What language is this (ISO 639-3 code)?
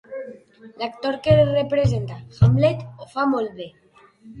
cat